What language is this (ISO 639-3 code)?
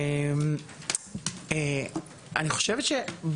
heb